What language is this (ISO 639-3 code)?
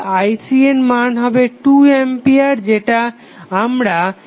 ben